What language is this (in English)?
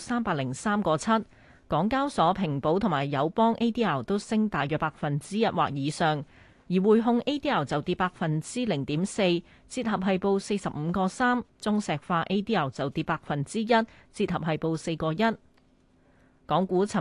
Chinese